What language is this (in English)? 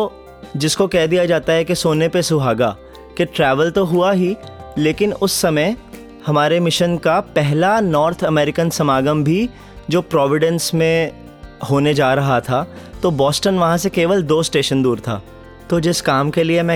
Hindi